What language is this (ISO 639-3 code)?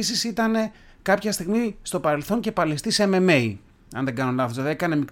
ell